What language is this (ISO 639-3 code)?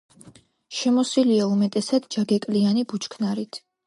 kat